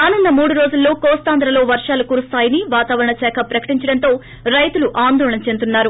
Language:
Telugu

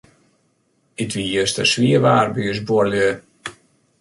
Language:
Western Frisian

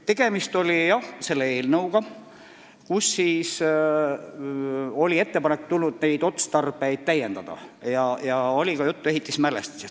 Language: Estonian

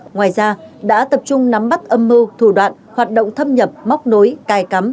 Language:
Vietnamese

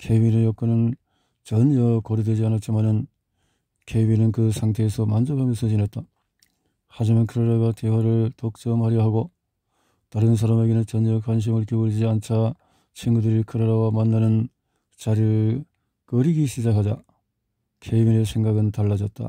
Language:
Korean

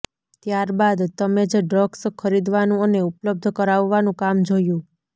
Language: Gujarati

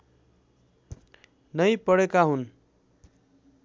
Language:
Nepali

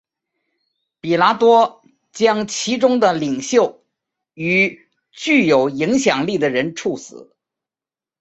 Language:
Chinese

